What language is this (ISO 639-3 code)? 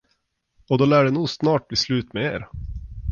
swe